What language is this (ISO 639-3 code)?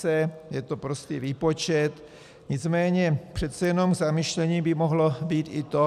ces